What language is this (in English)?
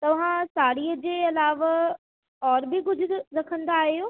Sindhi